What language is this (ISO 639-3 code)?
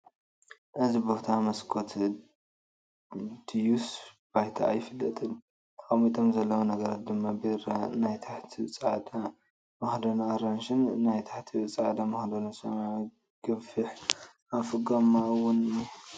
tir